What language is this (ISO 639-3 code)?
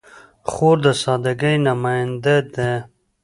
pus